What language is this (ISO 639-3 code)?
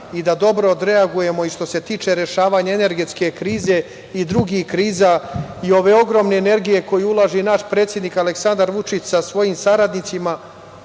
srp